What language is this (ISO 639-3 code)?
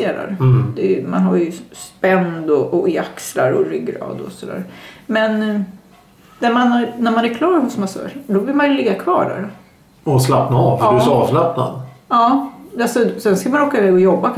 swe